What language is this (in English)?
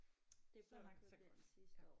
Danish